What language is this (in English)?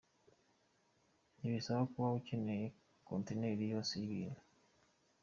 Kinyarwanda